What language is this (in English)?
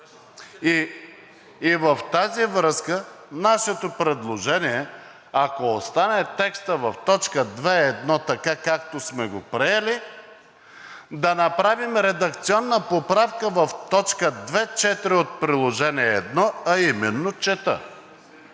Bulgarian